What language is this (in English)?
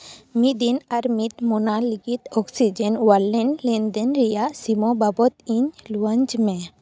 Santali